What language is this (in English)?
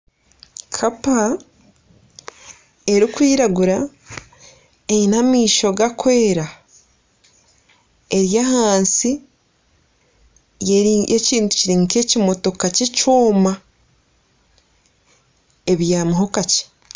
Nyankole